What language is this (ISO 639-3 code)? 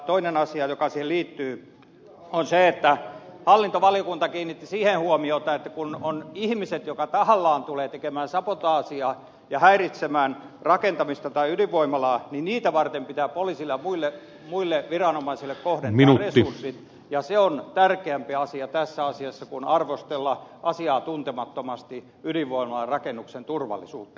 fin